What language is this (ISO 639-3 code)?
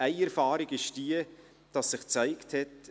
gsw